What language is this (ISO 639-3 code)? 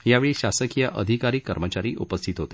mar